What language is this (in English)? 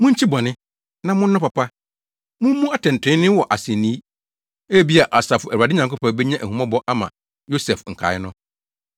Akan